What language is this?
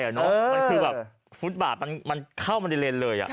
Thai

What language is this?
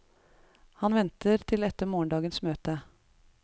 Norwegian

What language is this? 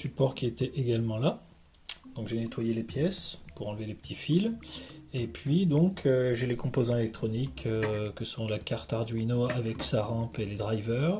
French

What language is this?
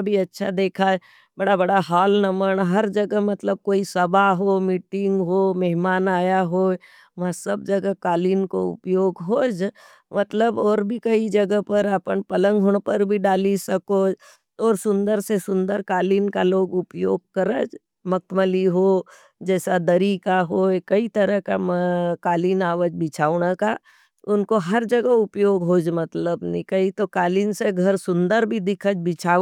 Nimadi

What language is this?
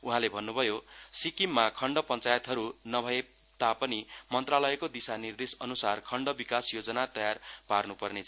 Nepali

